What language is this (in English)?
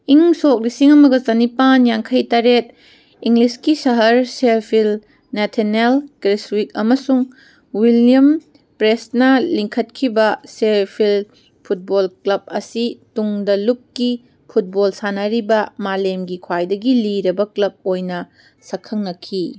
Manipuri